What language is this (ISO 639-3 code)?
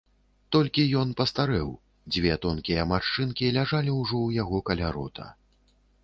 bel